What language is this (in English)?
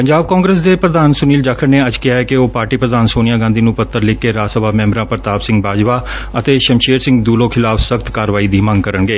Punjabi